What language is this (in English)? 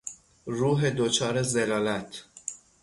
Persian